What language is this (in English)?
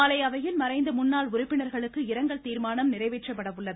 Tamil